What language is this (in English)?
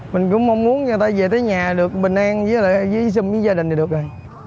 Vietnamese